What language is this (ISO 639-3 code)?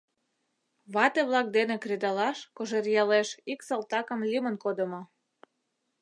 chm